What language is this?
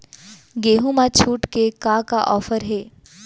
Chhattisgarhi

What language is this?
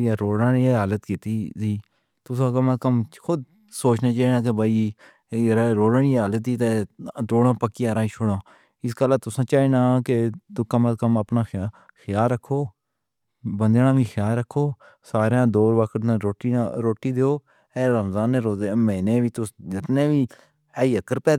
Pahari-Potwari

